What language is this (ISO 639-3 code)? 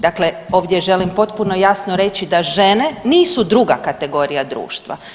hrv